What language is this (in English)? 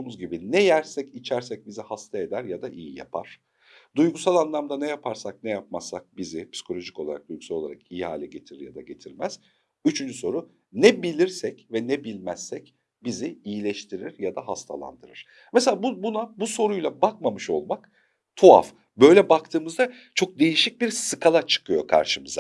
Turkish